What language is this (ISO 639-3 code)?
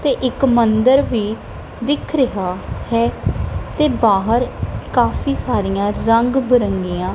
pan